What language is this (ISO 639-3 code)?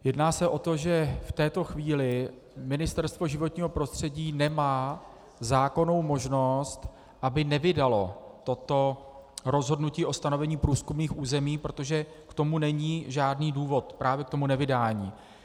ces